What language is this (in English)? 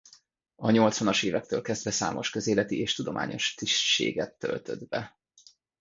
Hungarian